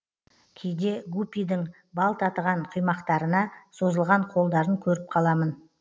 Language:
Kazakh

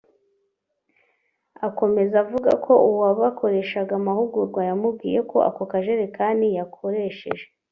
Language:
Kinyarwanda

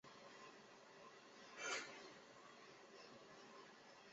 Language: Chinese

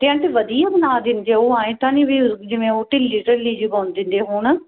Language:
Punjabi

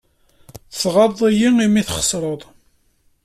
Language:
Kabyle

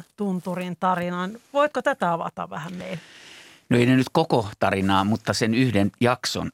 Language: Finnish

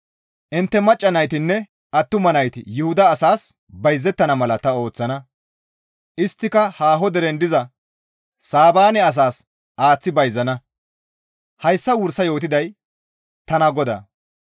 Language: Gamo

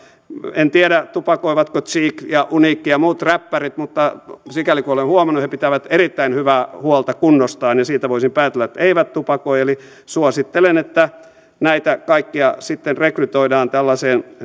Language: Finnish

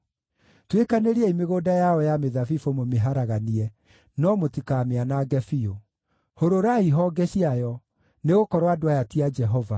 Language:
Kikuyu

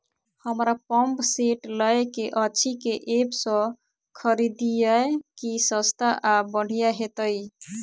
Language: Maithili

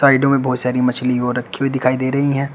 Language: Hindi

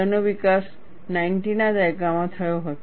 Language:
Gujarati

